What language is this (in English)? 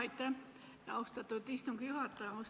Estonian